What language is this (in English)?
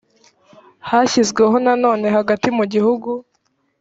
Kinyarwanda